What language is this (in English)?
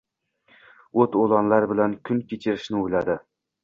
Uzbek